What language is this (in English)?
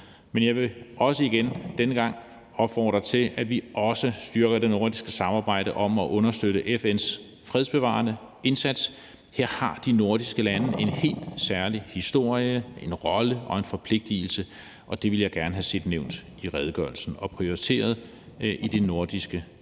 Danish